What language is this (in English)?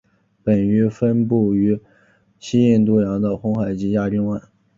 Chinese